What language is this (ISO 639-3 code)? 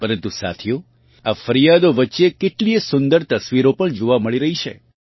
guj